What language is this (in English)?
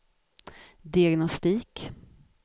Swedish